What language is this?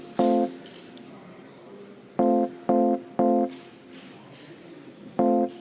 Estonian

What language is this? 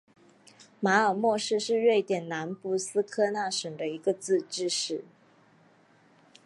Chinese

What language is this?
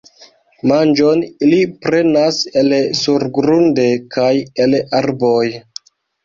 Esperanto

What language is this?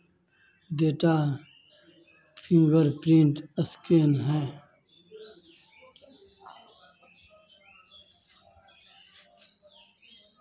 Hindi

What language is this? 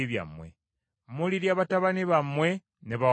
Ganda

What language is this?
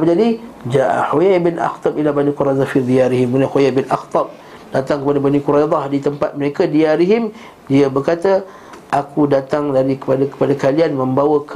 Malay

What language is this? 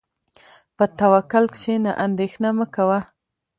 Pashto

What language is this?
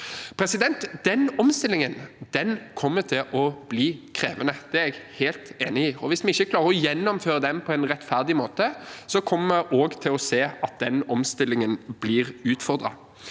Norwegian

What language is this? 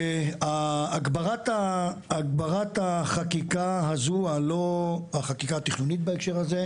Hebrew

